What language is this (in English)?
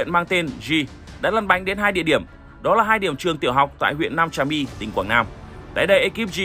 Vietnamese